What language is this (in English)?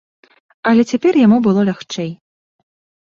Belarusian